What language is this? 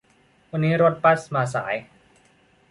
Thai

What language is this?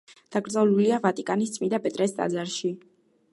Georgian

